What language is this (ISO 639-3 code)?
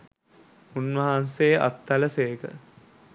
sin